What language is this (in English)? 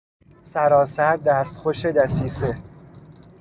Persian